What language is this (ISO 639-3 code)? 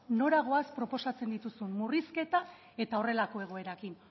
eus